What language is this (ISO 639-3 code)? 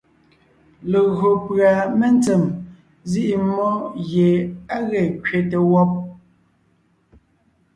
nnh